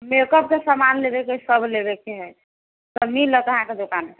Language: Maithili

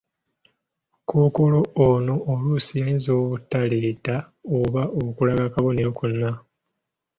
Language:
Ganda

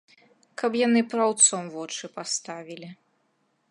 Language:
Belarusian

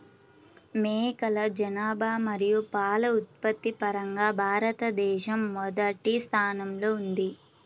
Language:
Telugu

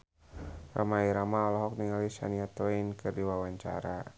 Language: Sundanese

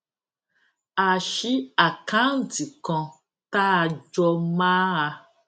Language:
Yoruba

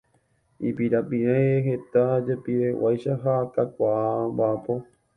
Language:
Guarani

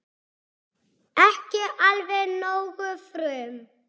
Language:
Icelandic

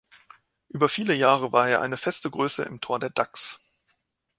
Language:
German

